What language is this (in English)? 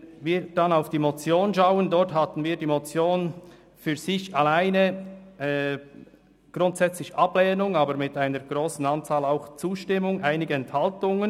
Swiss German